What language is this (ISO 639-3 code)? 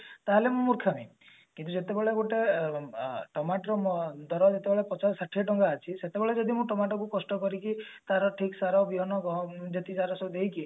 ori